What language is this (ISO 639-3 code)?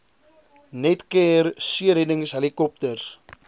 afr